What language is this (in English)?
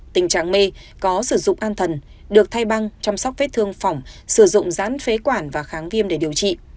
Vietnamese